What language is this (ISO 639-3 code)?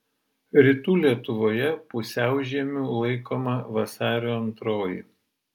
lit